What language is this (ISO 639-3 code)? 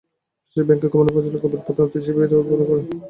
ben